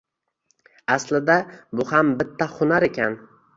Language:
Uzbek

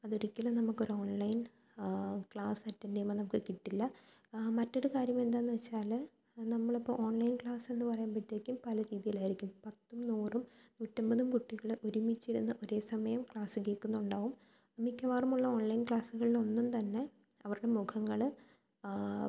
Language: Malayalam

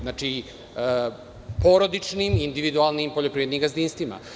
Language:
Serbian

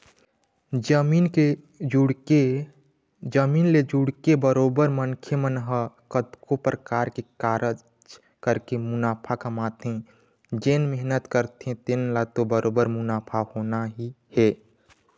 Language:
Chhattisgarhi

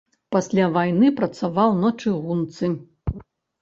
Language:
Belarusian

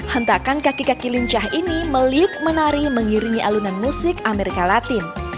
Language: Indonesian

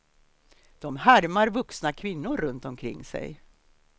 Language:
Swedish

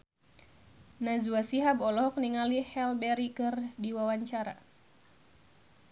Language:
Sundanese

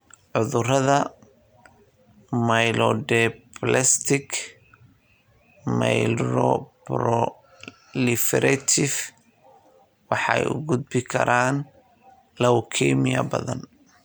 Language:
Somali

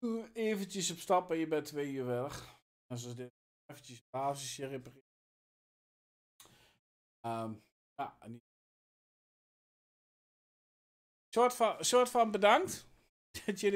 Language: Dutch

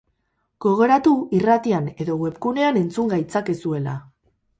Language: Basque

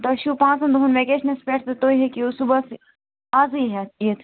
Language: Kashmiri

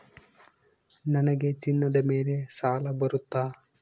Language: Kannada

